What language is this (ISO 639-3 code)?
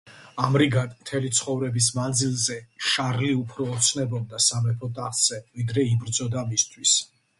kat